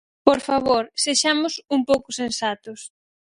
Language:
Galician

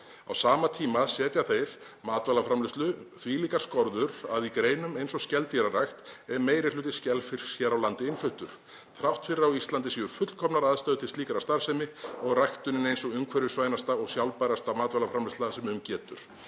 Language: Icelandic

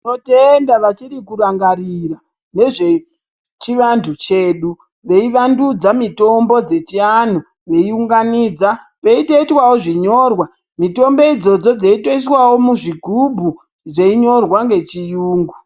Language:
Ndau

